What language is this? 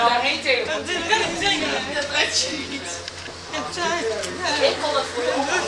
Dutch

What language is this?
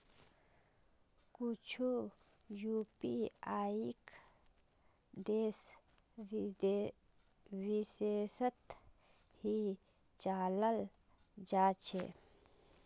Magahi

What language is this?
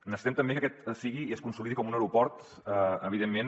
Catalan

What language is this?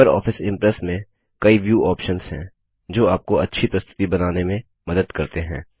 Hindi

